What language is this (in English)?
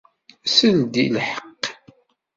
Kabyle